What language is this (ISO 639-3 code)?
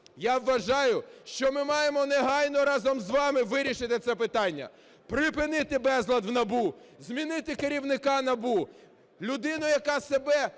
ukr